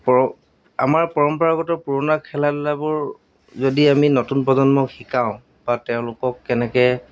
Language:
Assamese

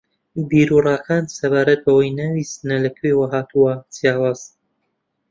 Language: Central Kurdish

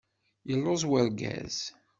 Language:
Kabyle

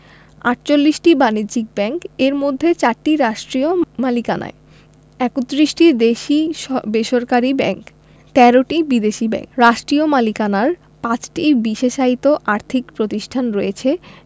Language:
Bangla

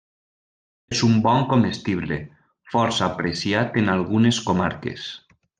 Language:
Catalan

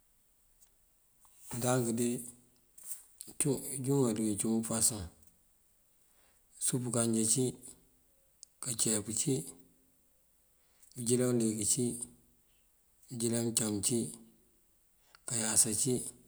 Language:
Mandjak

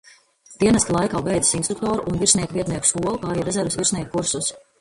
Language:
Latvian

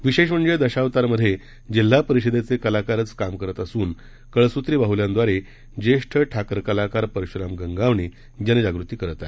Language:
Marathi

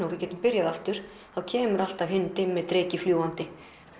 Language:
Icelandic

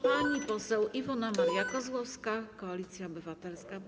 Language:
Polish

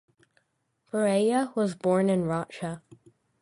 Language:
English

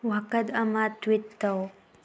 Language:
Manipuri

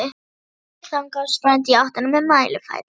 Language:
Icelandic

